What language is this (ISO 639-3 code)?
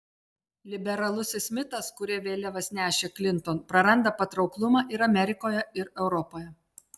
lit